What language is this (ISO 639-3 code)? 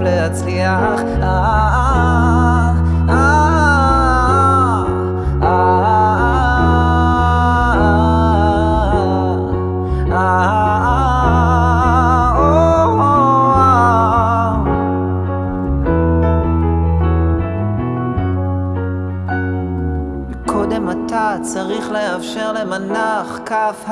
heb